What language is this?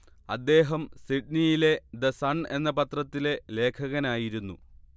Malayalam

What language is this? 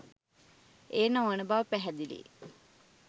Sinhala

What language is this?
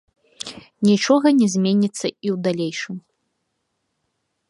Belarusian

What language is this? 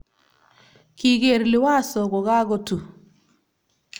Kalenjin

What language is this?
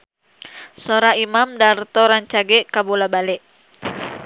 Sundanese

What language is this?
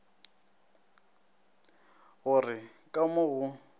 Northern Sotho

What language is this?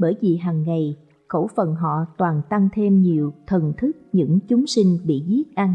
Vietnamese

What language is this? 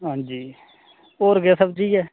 Dogri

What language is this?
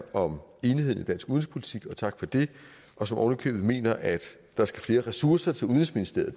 Danish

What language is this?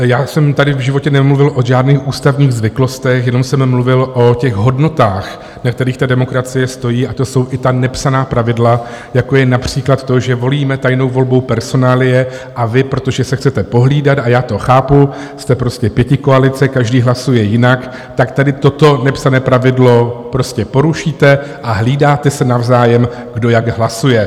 Czech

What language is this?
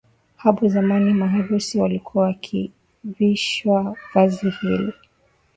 Swahili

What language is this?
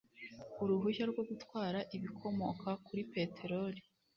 Kinyarwanda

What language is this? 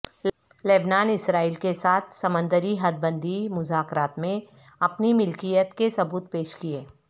Urdu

